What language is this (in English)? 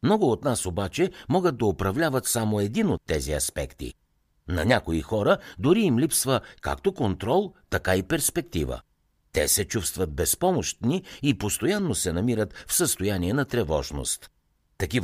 Bulgarian